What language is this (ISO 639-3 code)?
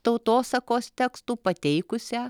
lit